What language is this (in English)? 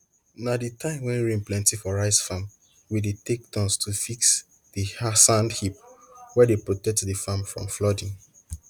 Nigerian Pidgin